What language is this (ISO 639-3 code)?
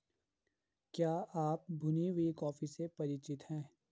hin